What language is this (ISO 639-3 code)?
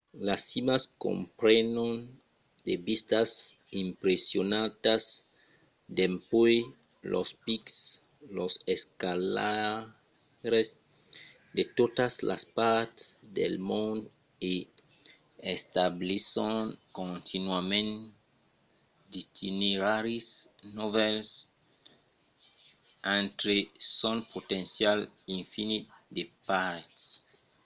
oci